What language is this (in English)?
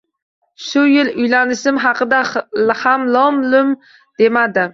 Uzbek